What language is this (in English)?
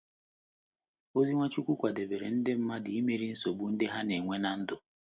Igbo